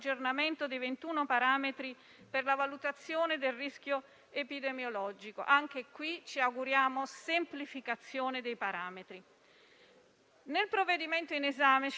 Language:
Italian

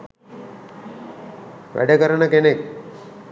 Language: Sinhala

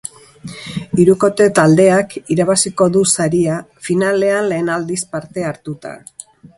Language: Basque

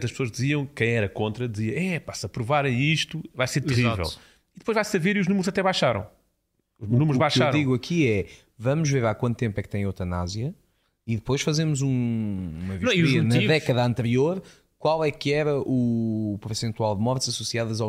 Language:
Portuguese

